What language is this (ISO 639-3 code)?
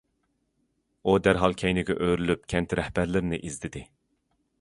uig